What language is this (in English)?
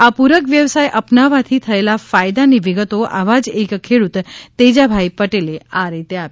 Gujarati